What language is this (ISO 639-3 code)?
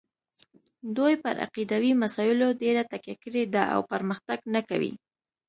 pus